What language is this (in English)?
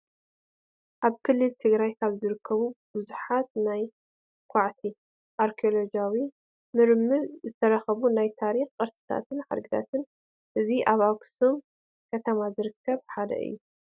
Tigrinya